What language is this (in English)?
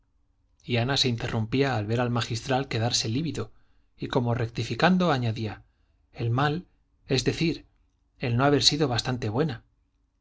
Spanish